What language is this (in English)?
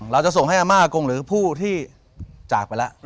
Thai